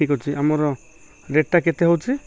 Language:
Odia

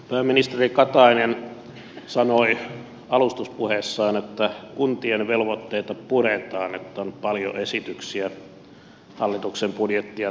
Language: Finnish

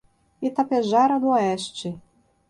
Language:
Portuguese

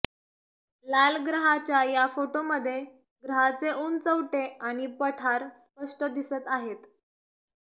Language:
Marathi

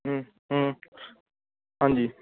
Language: Dogri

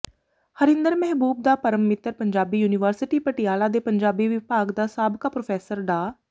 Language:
Punjabi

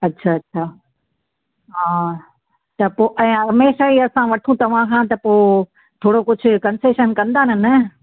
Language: Sindhi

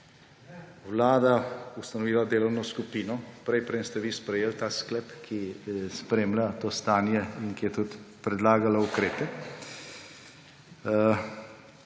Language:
Slovenian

